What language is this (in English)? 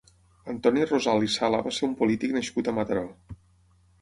Catalan